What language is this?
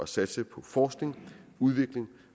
Danish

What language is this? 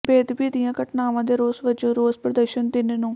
Punjabi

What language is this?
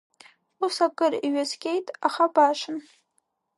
Abkhazian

